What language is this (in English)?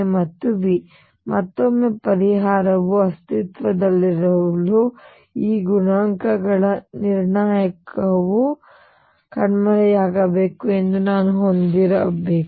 Kannada